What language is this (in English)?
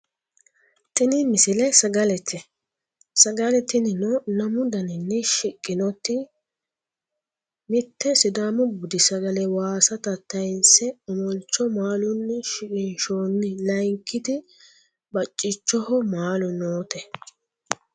Sidamo